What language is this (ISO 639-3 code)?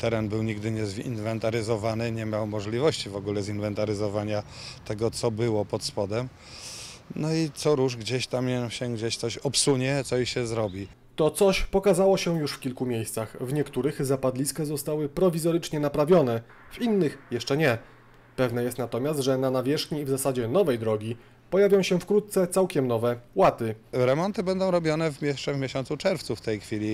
pol